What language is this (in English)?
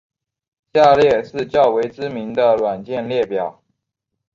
Chinese